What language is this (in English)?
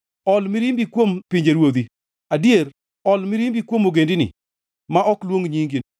Luo (Kenya and Tanzania)